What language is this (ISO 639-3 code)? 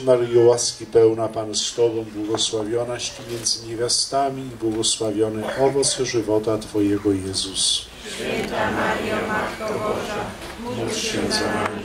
pol